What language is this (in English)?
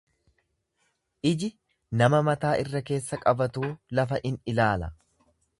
Oromo